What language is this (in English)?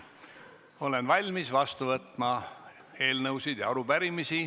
Estonian